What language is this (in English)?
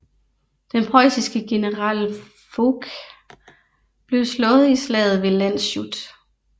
Danish